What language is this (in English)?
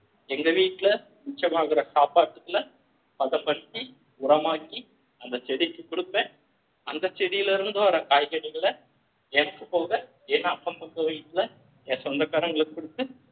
Tamil